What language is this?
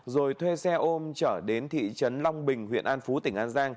Vietnamese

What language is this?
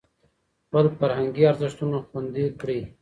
Pashto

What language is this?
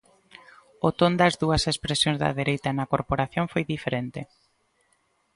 Galician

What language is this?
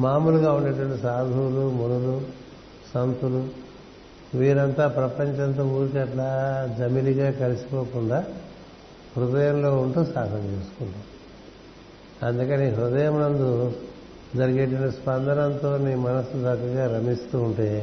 Telugu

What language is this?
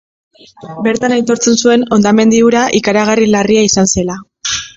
Basque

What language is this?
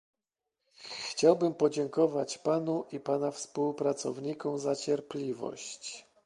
Polish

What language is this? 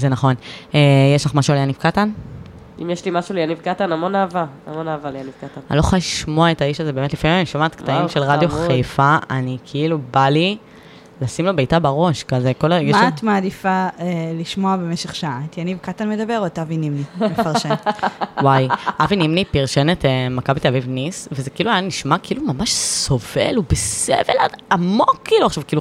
Hebrew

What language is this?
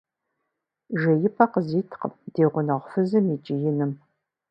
Kabardian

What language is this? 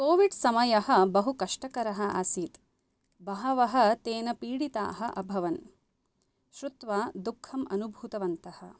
Sanskrit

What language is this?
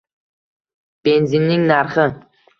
Uzbek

